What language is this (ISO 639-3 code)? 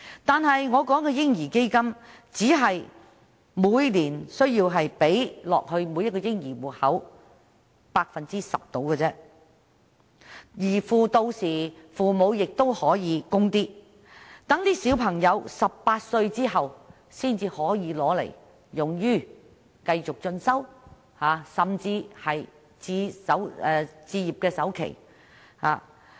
yue